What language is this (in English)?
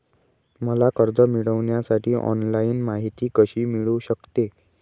Marathi